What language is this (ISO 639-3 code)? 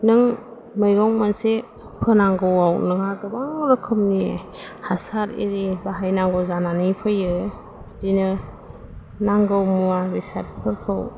brx